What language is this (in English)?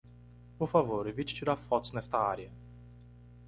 Portuguese